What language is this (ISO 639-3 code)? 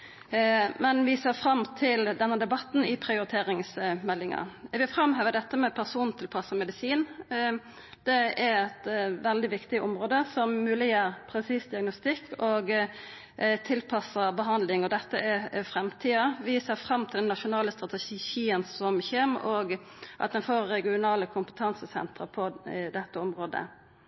nno